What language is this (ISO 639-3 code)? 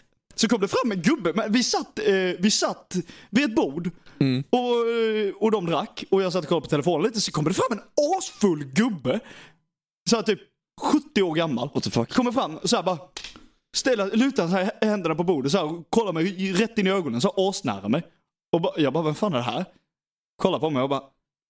swe